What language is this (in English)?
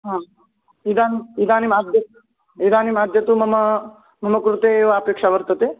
Sanskrit